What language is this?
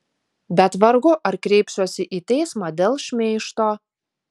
Lithuanian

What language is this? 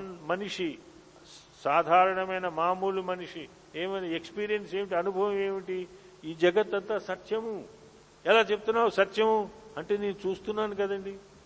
Telugu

